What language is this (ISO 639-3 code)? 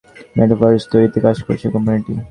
ben